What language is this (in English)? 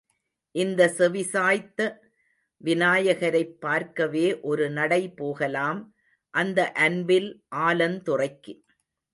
Tamil